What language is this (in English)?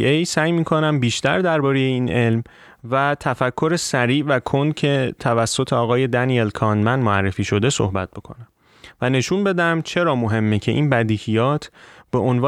Persian